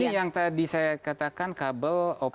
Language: Indonesian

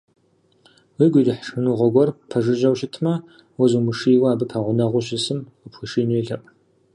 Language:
Kabardian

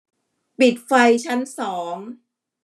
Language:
Thai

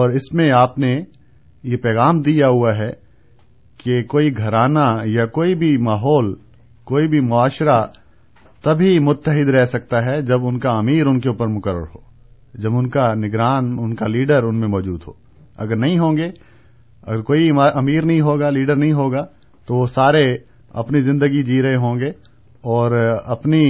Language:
Urdu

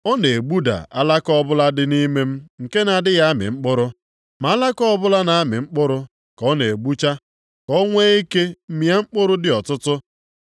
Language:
Igbo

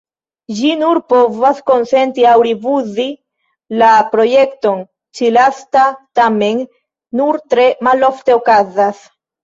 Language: Esperanto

